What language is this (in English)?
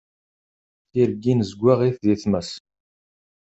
Kabyle